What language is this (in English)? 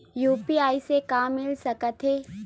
Chhattisgarhi